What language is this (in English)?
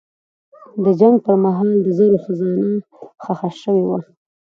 Pashto